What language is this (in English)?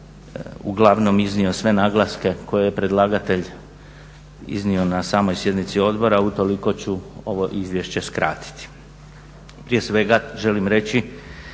Croatian